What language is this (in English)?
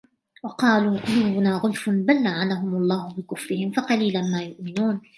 Arabic